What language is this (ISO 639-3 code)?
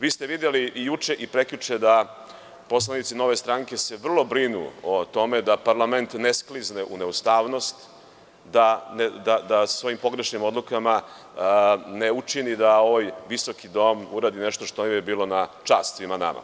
srp